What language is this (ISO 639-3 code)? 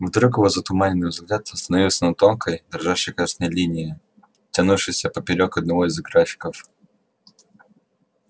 rus